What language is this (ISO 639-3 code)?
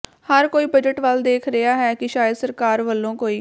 pan